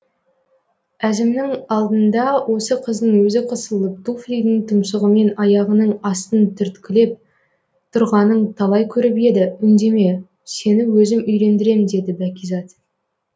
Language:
Kazakh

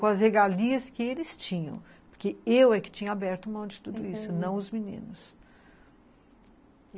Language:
Portuguese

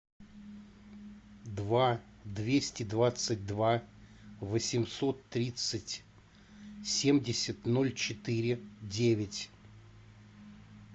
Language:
Russian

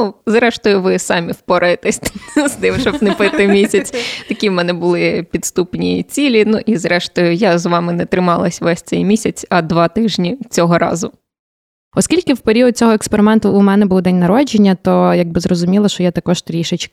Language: Ukrainian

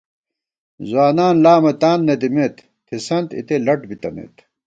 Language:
Gawar-Bati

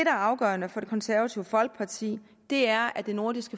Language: Danish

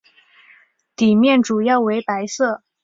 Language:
Chinese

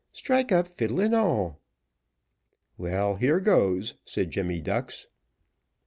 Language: English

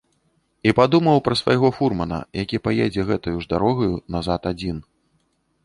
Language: Belarusian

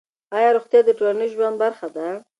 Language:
Pashto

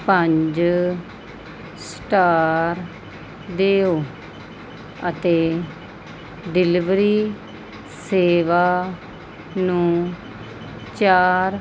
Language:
Punjabi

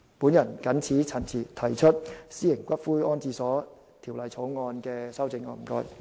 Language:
Cantonese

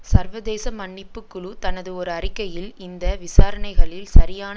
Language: Tamil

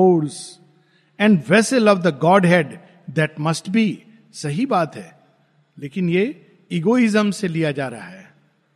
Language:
Hindi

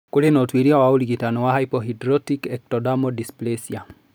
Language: Kikuyu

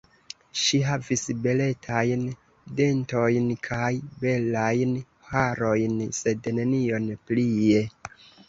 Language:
Esperanto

